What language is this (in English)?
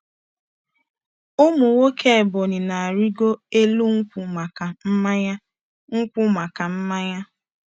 Igbo